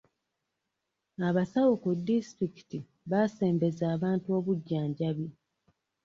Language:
Ganda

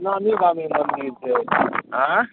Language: Maithili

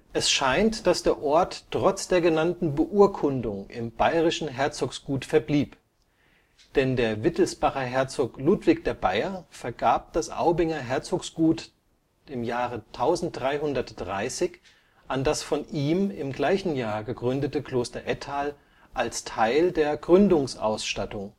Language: German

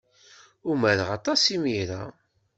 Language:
Kabyle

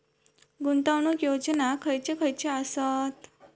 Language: Marathi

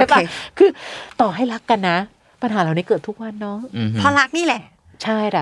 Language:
Thai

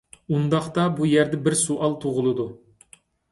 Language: Uyghur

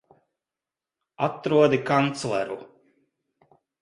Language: Latvian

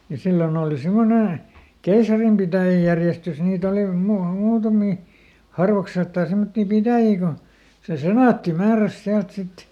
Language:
Finnish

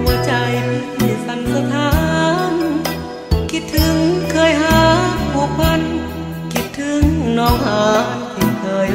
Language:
Thai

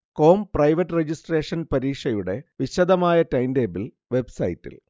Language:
Malayalam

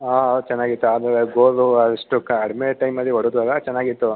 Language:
Kannada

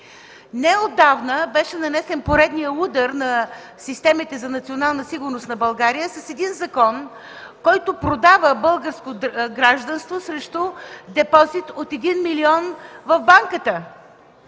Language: Bulgarian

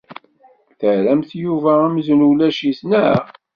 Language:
Kabyle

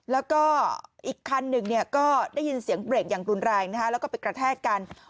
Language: Thai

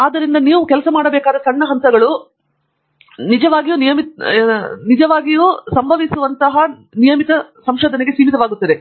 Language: Kannada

